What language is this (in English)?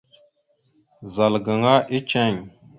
Mada (Cameroon)